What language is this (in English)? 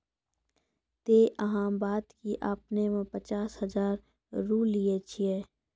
Maithili